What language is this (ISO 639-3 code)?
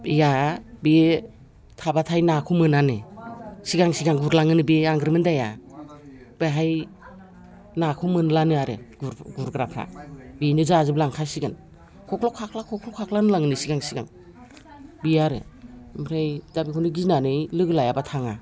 brx